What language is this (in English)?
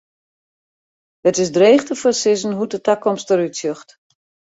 Western Frisian